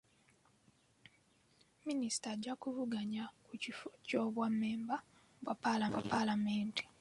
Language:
Ganda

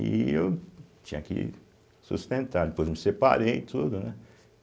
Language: Portuguese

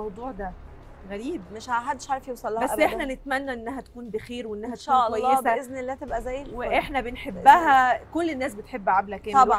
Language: Arabic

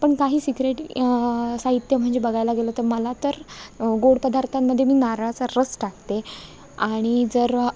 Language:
Marathi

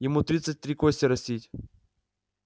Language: Russian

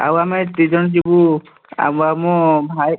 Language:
Odia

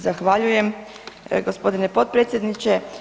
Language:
Croatian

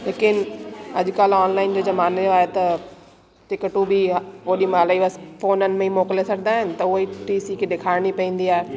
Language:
Sindhi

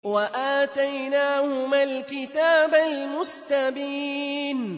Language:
Arabic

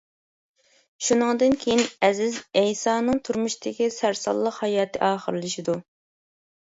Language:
Uyghur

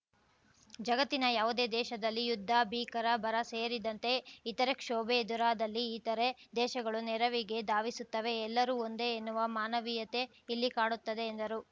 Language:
Kannada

